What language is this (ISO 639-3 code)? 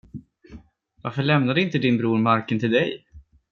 swe